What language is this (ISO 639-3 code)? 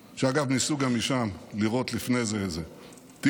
heb